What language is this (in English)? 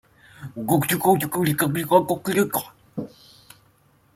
Chinese